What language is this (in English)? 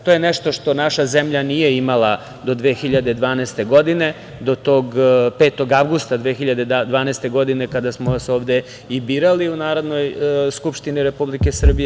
Serbian